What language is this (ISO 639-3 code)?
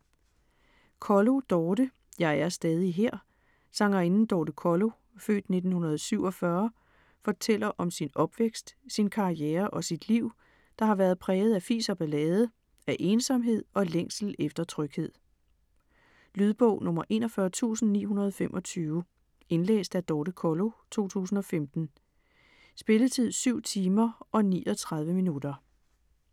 dan